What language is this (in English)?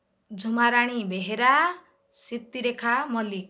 Odia